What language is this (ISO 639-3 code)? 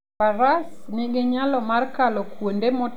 luo